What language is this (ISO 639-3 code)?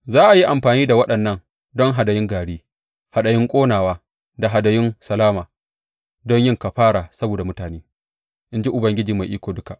hau